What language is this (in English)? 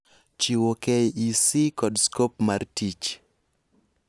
Luo (Kenya and Tanzania)